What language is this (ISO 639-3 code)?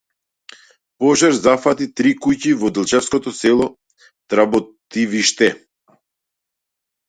mkd